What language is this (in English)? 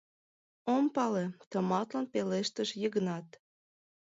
Mari